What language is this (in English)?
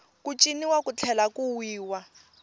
Tsonga